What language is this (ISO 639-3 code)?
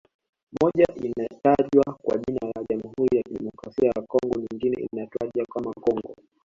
swa